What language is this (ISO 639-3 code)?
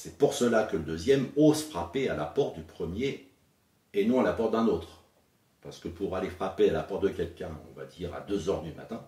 fra